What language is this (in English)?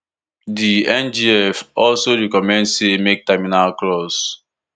Nigerian Pidgin